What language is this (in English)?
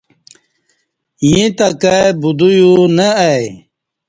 Kati